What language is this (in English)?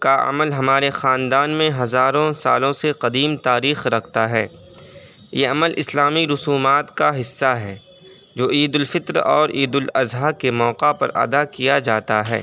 Urdu